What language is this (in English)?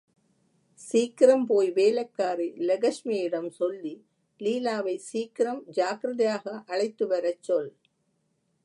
Tamil